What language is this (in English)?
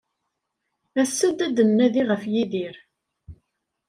Kabyle